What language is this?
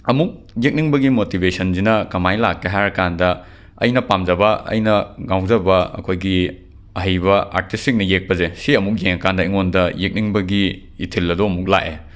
Manipuri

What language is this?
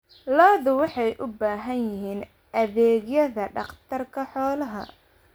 Somali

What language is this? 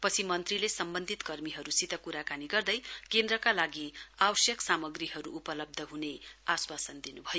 Nepali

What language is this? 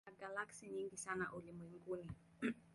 Swahili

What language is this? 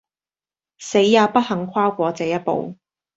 Cantonese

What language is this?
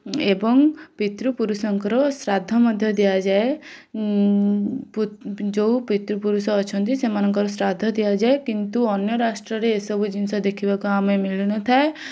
Odia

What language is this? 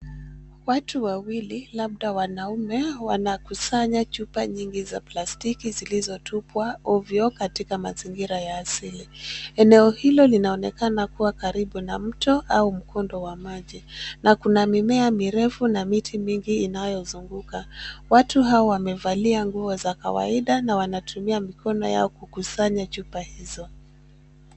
Swahili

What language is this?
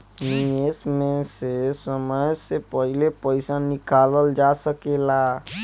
Bhojpuri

